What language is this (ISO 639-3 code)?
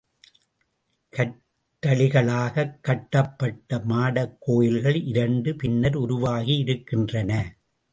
tam